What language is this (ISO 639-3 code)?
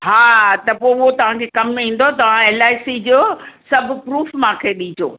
snd